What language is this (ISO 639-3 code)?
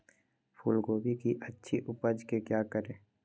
mag